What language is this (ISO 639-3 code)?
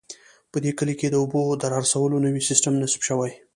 pus